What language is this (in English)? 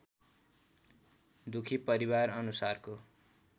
Nepali